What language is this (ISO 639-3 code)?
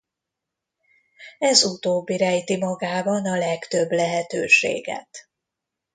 hun